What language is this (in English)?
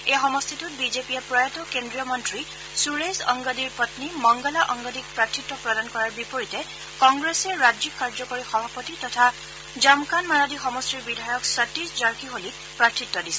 Assamese